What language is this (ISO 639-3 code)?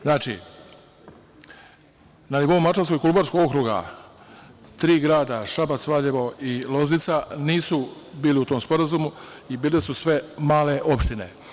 srp